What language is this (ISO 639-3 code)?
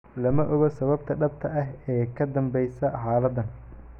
som